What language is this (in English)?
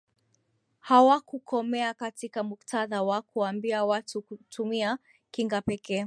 Swahili